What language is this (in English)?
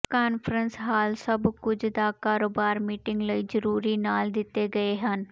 Punjabi